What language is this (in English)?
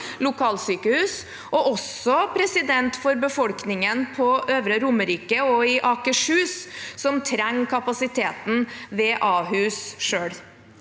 Norwegian